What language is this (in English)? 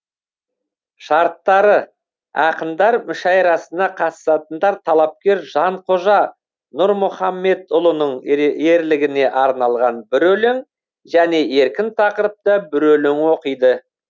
Kazakh